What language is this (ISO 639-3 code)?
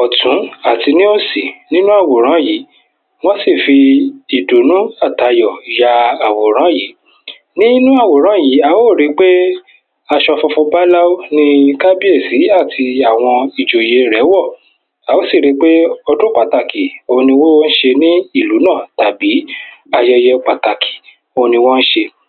yor